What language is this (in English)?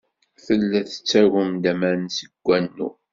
Kabyle